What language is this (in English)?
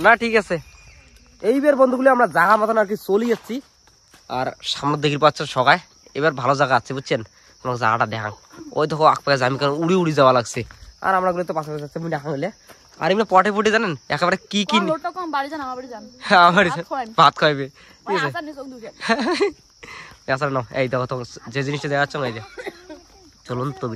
Bangla